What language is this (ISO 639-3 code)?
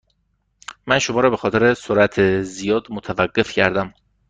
fas